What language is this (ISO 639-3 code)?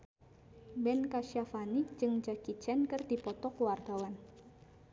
sun